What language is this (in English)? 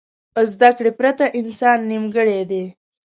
Pashto